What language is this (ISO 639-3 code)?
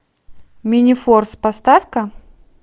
rus